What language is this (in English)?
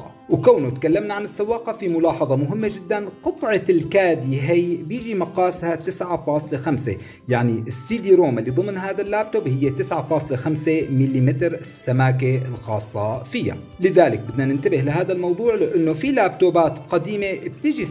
Arabic